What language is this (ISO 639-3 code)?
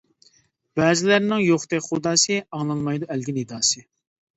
uig